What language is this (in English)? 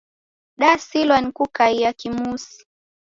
Taita